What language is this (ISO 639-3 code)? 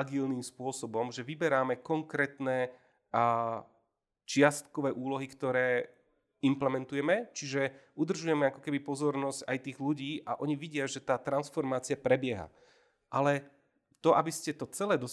slk